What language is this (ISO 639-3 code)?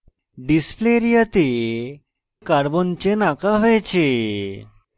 ben